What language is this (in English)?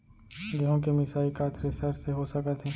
Chhattisgarhi